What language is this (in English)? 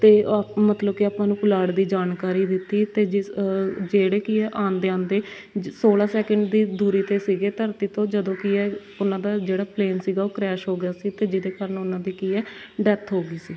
Punjabi